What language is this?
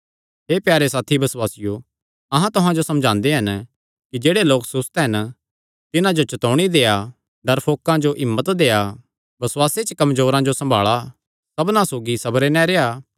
Kangri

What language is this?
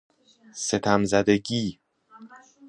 Persian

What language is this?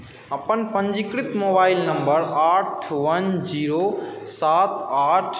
Maithili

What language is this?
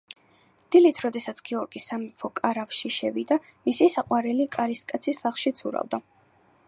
Georgian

